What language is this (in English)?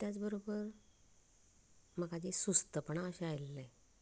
Konkani